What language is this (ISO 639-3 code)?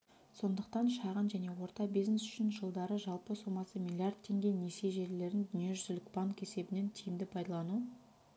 kaz